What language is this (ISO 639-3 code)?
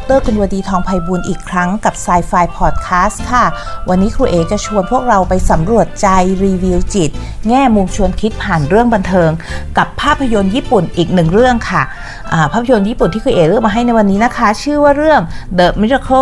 tha